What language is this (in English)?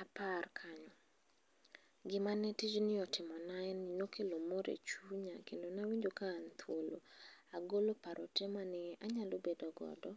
Luo (Kenya and Tanzania)